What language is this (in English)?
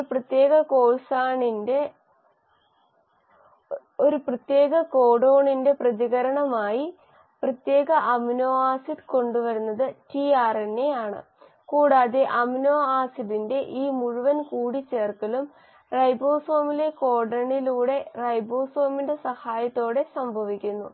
Malayalam